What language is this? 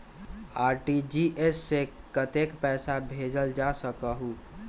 Magahi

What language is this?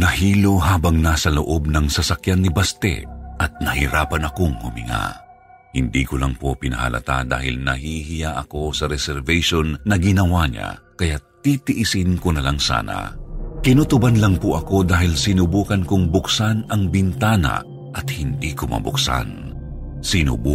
Filipino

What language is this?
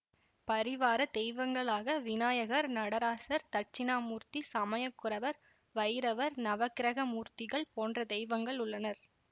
Tamil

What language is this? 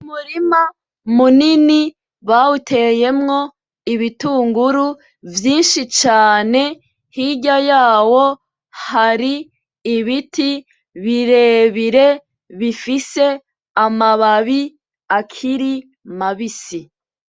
Rundi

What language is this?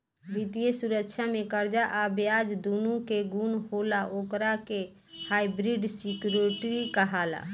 Bhojpuri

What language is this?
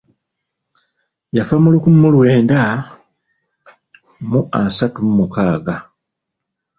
Ganda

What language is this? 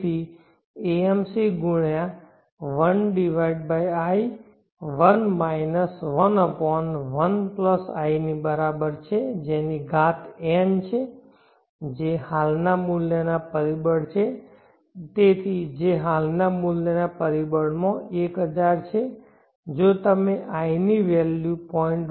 Gujarati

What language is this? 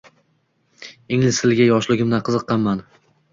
Uzbek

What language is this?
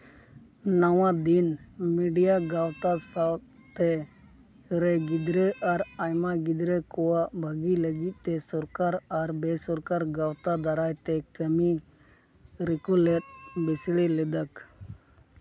Santali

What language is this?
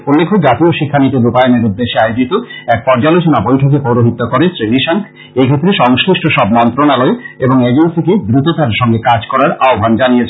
Bangla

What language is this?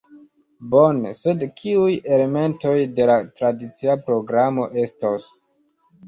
Esperanto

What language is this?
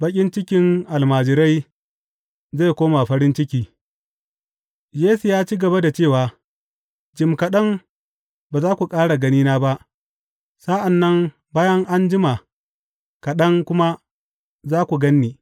Hausa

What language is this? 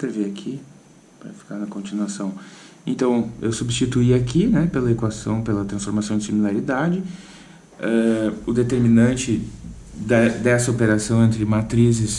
Portuguese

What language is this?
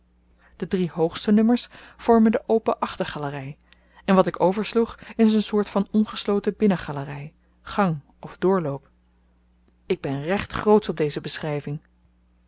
Dutch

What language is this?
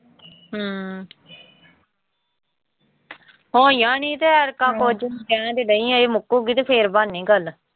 Punjabi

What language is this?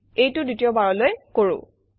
Assamese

